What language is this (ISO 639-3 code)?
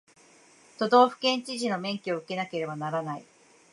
jpn